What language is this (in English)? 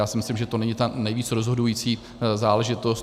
Czech